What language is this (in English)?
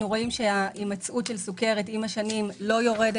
Hebrew